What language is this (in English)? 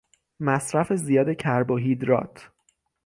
Persian